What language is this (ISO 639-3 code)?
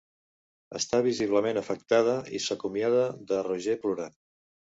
cat